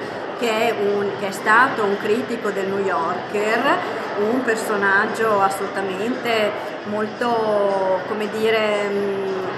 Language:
Italian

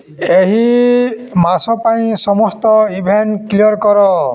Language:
Odia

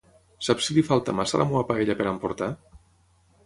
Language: Catalan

